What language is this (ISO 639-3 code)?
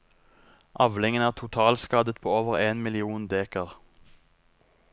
nor